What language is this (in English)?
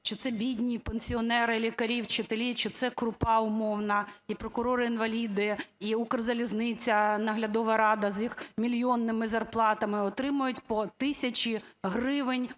Ukrainian